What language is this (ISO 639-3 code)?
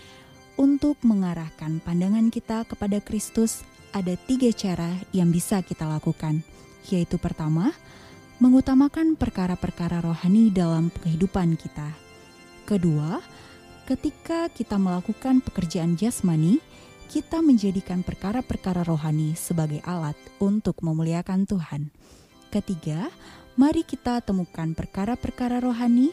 ind